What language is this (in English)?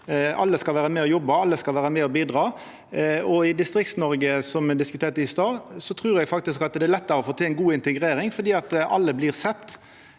Norwegian